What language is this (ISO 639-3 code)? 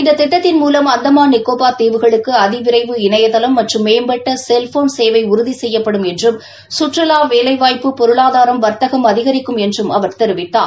tam